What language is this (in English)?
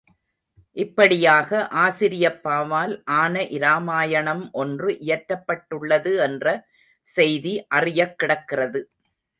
Tamil